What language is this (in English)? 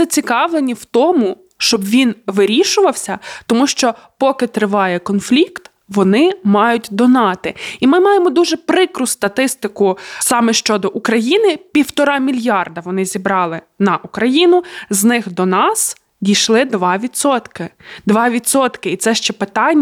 Ukrainian